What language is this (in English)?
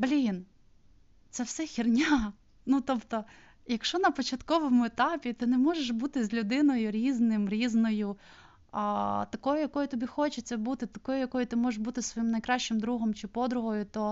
Ukrainian